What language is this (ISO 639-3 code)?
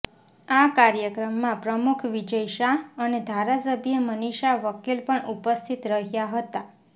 guj